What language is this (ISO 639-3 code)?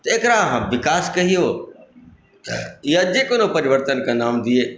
mai